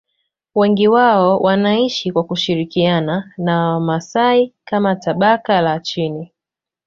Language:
Swahili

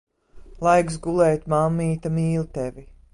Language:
Latvian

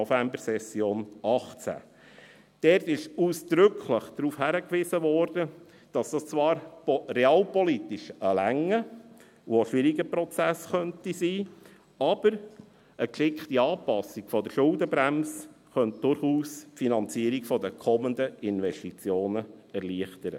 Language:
Swiss German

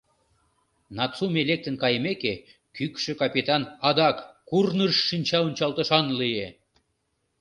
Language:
Mari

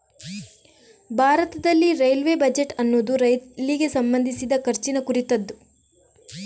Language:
Kannada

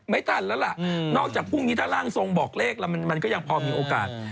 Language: Thai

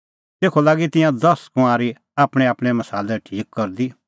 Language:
Kullu Pahari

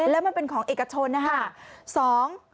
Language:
Thai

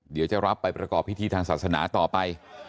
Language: Thai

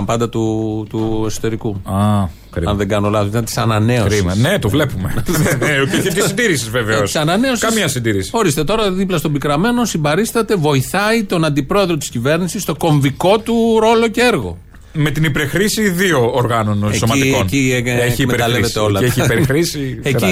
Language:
Greek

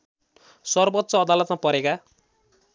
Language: Nepali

